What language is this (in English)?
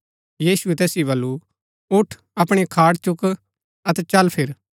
Gaddi